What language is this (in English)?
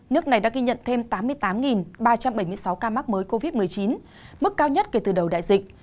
Vietnamese